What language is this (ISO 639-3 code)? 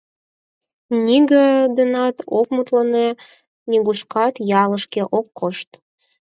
chm